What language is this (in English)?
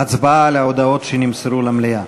Hebrew